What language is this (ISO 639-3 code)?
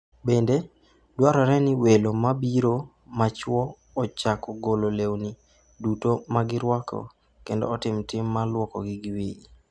luo